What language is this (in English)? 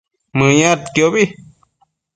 Matsés